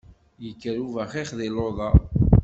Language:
Kabyle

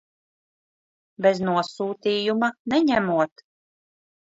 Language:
Latvian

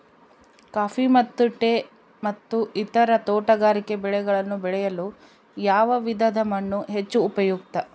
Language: Kannada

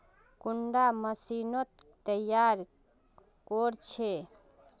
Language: Magahi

